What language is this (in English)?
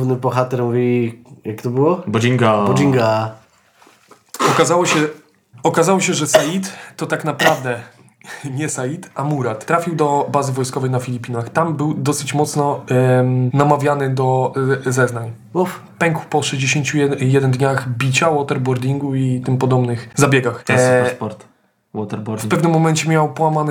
Polish